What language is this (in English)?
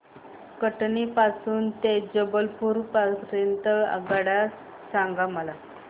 Marathi